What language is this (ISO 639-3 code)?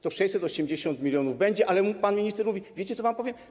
pol